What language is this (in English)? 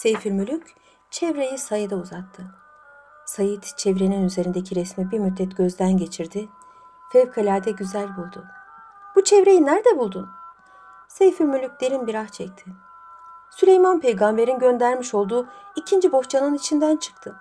Turkish